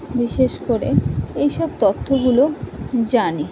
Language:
Bangla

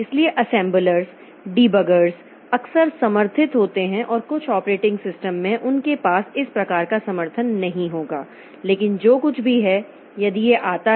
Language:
Hindi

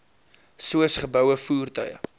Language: Afrikaans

